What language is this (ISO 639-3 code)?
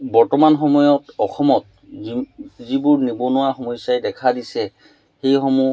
asm